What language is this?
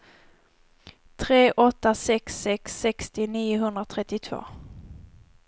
Swedish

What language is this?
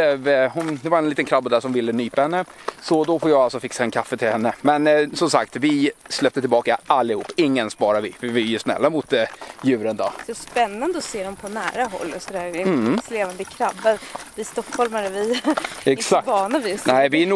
Swedish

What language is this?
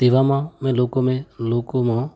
Gujarati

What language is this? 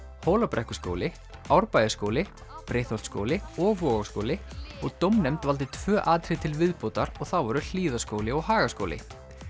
Icelandic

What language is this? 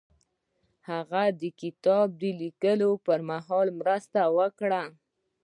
Pashto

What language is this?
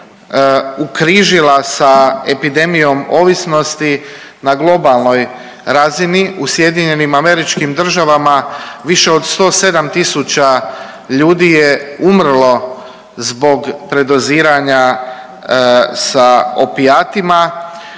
Croatian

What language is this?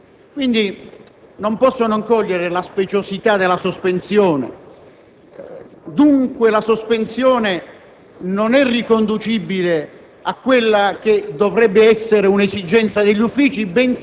Italian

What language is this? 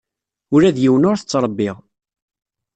Kabyle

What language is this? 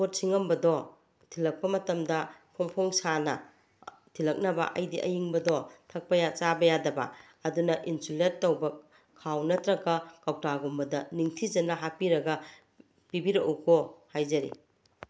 Manipuri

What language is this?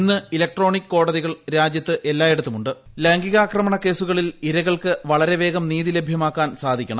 Malayalam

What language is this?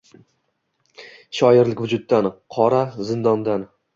Uzbek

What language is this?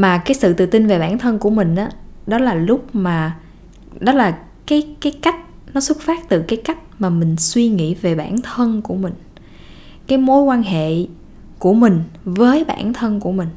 Vietnamese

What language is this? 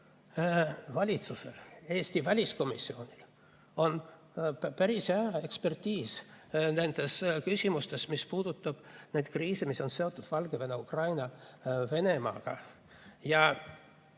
Estonian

